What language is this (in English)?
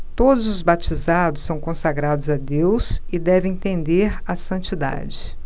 Portuguese